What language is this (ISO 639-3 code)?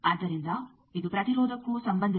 kan